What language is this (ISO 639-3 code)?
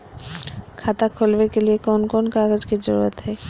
mag